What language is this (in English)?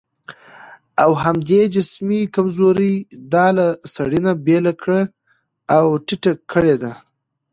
Pashto